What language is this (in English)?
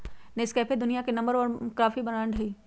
Magahi